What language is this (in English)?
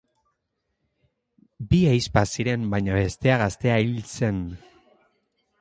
Basque